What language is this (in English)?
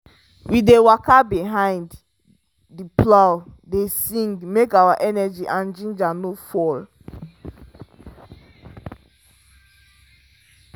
Nigerian Pidgin